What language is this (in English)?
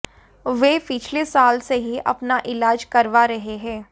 Hindi